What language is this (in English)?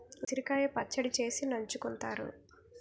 Telugu